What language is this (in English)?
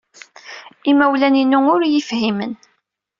Kabyle